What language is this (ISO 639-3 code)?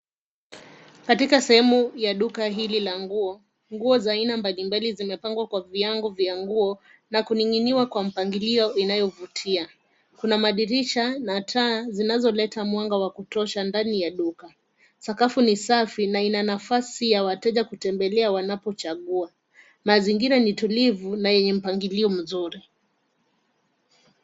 swa